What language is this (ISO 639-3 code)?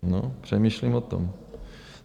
ces